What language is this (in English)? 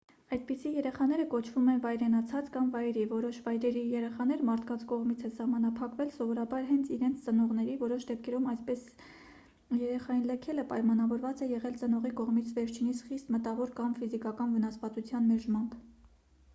Armenian